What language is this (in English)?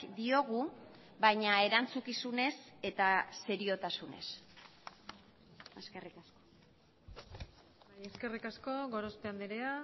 Basque